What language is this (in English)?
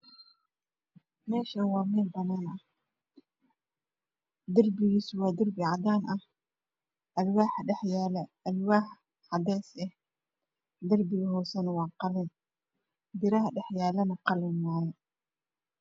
Somali